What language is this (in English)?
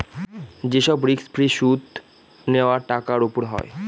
Bangla